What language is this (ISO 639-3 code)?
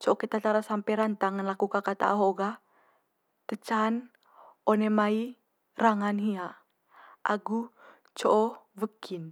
mqy